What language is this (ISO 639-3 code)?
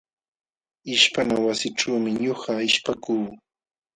qxw